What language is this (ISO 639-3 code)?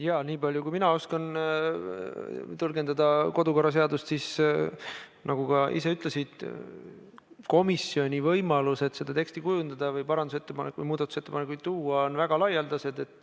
est